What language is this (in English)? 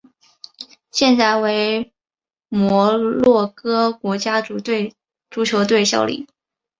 Chinese